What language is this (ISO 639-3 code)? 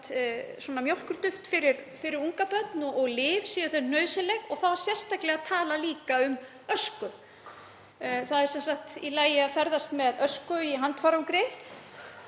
isl